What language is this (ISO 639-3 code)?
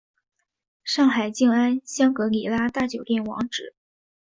zho